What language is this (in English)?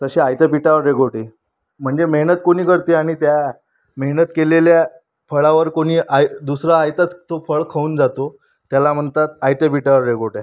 Marathi